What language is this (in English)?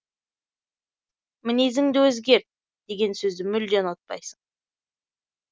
Kazakh